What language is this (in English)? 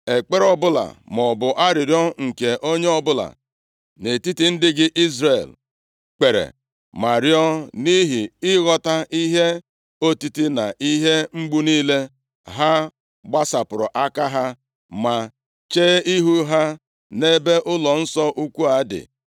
Igbo